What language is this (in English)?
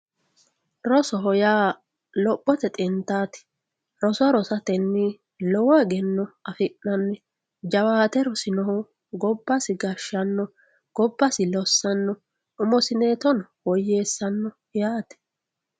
Sidamo